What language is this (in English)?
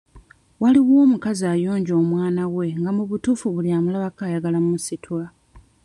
Ganda